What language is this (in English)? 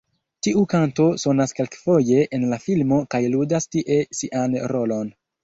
Esperanto